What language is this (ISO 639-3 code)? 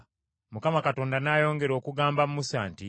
lug